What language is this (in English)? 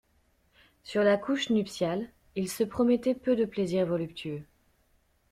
French